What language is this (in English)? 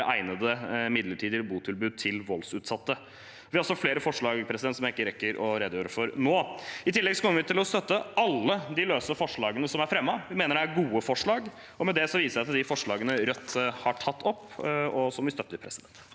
Norwegian